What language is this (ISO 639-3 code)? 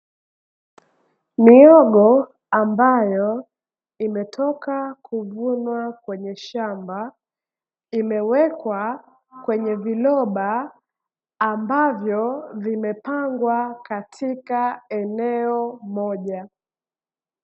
swa